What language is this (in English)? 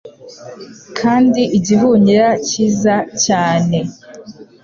Kinyarwanda